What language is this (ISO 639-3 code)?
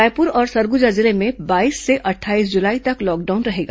hin